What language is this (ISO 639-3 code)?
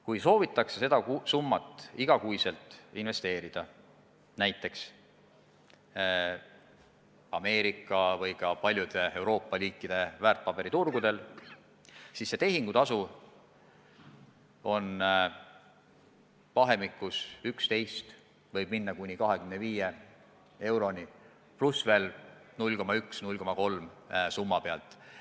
est